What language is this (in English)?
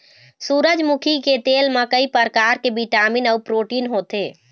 Chhattisgarhi